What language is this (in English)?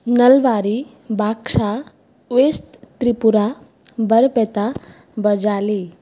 Sanskrit